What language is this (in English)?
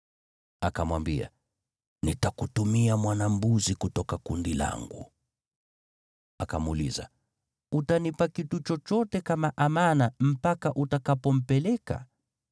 Swahili